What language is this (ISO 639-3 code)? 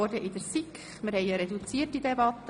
gsw